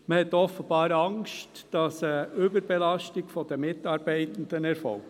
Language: Swiss German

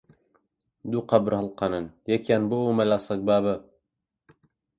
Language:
Central Kurdish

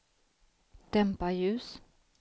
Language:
Swedish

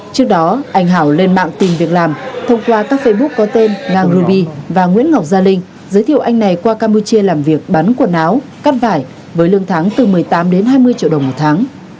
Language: Vietnamese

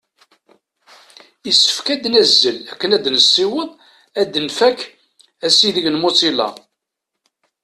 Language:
Kabyle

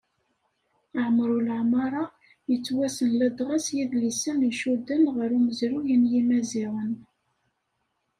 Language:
Kabyle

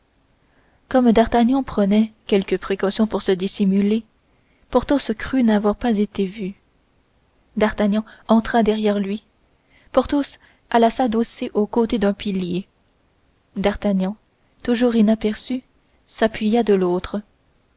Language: French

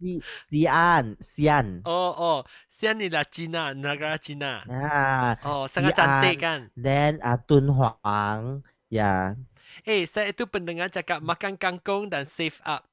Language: Malay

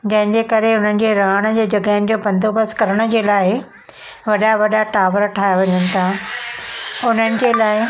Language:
Sindhi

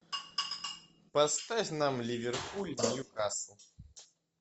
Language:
Russian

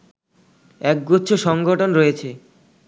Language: Bangla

